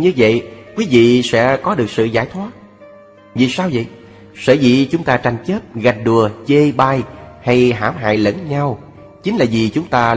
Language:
Vietnamese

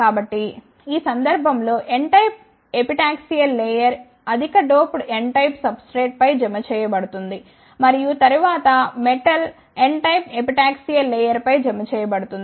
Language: Telugu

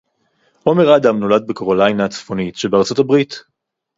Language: Hebrew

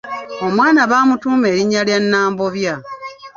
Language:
Ganda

